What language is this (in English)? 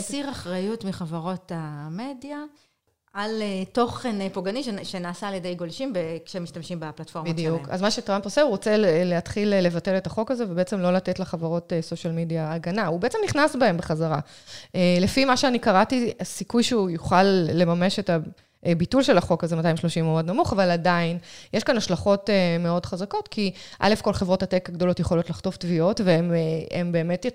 Hebrew